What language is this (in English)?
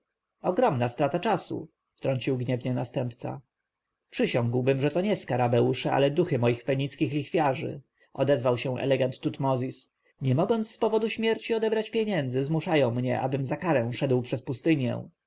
Polish